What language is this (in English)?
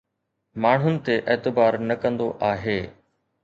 Sindhi